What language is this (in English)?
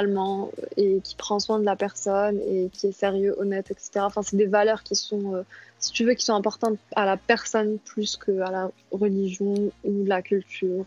French